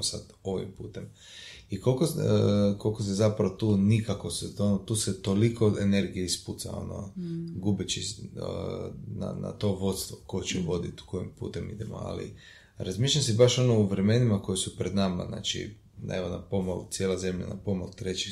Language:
Croatian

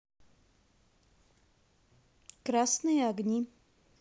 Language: Russian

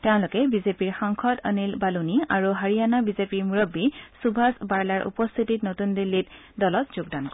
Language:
Assamese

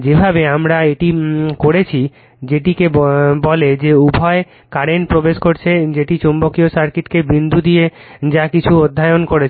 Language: Bangla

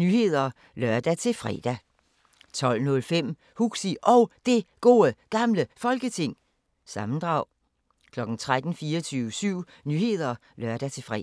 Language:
Danish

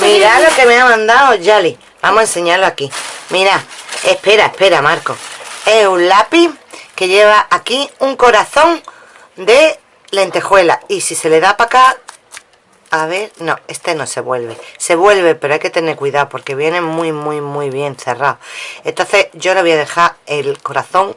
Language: Spanish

